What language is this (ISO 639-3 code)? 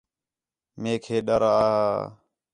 xhe